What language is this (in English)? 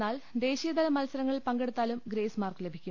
Malayalam